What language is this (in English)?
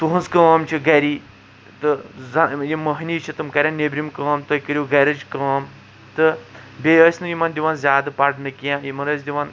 Kashmiri